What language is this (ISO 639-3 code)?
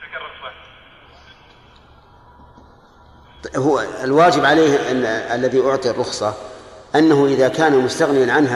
ara